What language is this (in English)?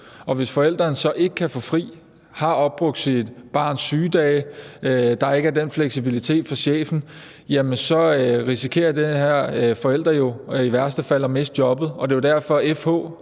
Danish